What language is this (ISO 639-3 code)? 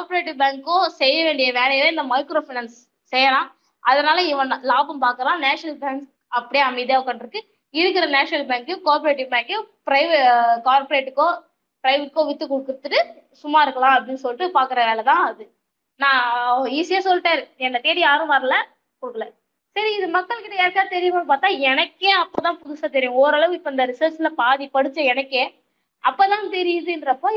tam